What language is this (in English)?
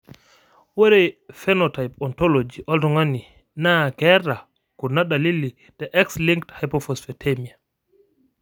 Masai